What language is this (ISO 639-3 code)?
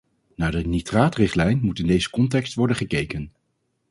nld